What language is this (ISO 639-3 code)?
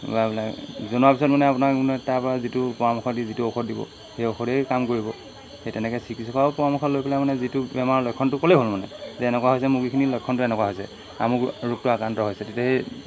asm